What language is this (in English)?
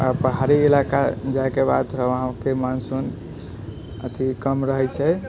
Maithili